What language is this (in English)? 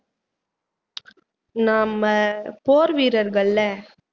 Tamil